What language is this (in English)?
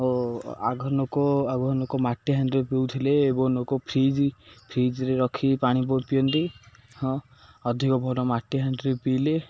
Odia